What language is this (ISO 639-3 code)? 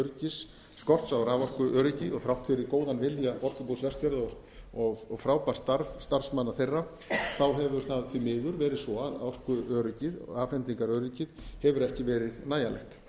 isl